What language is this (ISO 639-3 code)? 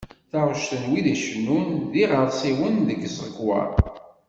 kab